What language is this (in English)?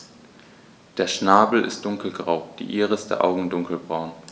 German